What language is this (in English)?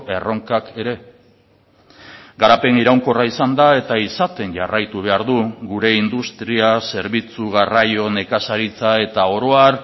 Basque